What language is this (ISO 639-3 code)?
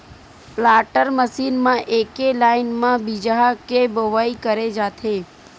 hne